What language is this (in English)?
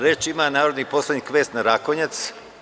Serbian